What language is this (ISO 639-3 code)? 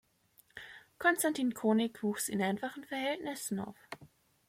deu